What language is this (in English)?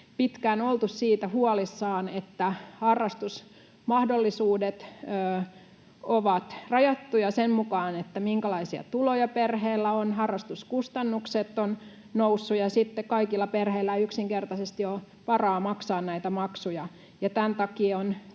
Finnish